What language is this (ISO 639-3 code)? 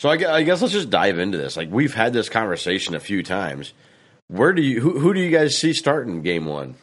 eng